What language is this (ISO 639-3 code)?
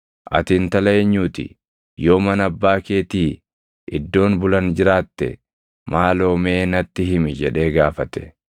orm